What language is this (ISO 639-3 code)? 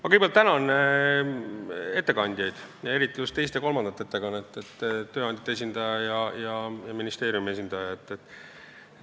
est